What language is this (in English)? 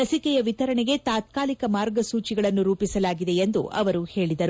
Kannada